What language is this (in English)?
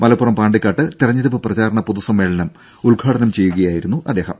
Malayalam